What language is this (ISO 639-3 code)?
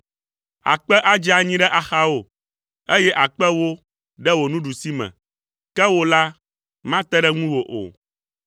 ewe